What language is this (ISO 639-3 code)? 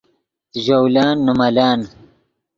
ydg